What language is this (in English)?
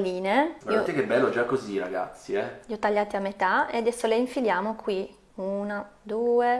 Italian